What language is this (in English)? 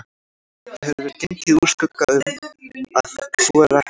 Icelandic